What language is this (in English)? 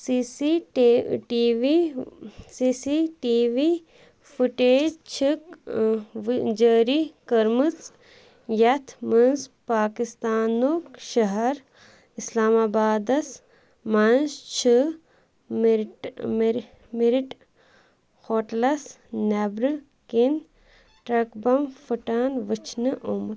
Kashmiri